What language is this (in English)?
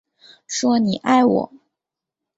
Chinese